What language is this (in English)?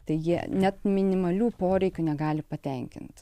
Lithuanian